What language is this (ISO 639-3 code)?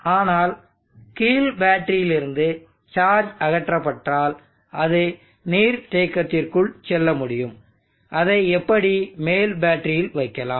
tam